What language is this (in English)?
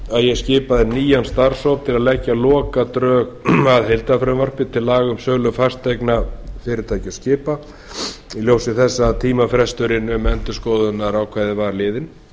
Icelandic